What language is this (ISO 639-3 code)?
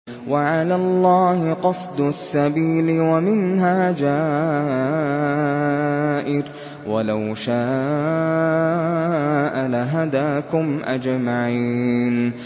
ara